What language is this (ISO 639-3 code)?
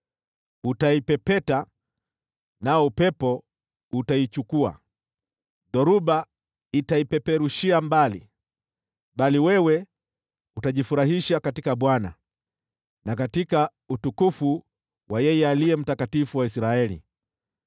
swa